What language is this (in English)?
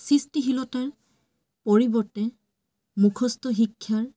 Assamese